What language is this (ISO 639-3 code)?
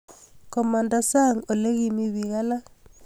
kln